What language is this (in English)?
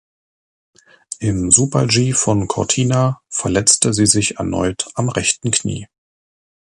German